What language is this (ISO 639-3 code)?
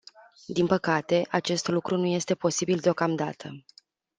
ron